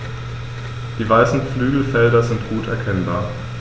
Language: German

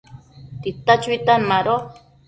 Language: Matsés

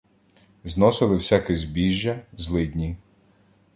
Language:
Ukrainian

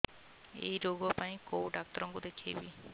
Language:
Odia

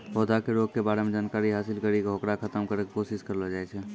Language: Maithili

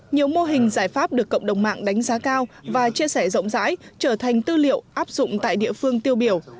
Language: Vietnamese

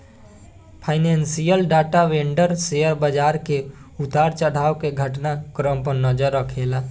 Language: Bhojpuri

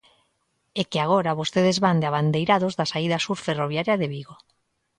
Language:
Galician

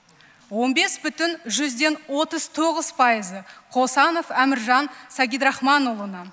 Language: Kazakh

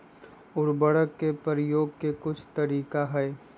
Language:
Magahi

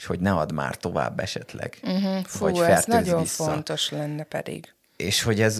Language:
Hungarian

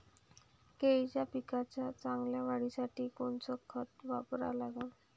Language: Marathi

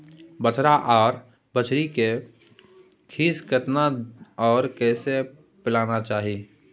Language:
Maithili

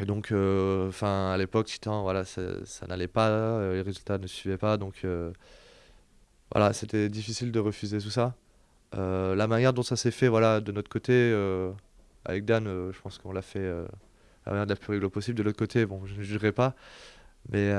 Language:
French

